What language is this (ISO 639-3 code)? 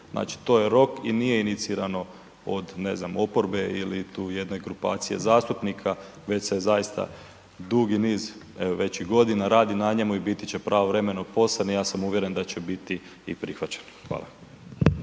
hrv